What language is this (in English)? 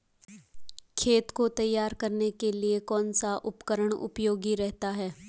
Hindi